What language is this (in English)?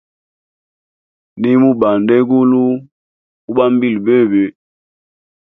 Hemba